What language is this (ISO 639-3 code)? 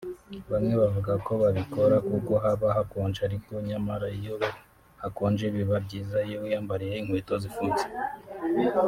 kin